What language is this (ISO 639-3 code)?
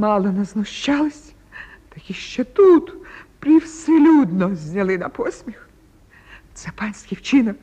ukr